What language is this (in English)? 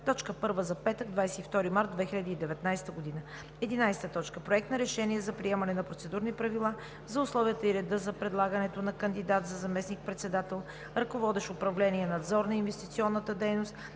Bulgarian